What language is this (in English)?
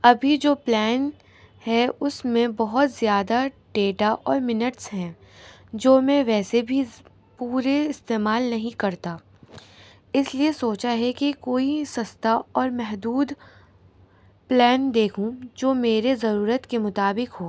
Urdu